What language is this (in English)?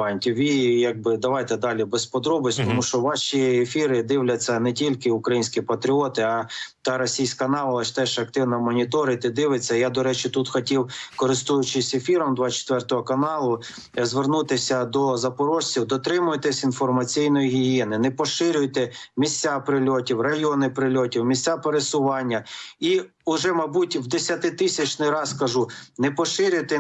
Ukrainian